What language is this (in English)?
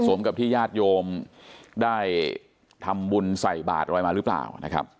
Thai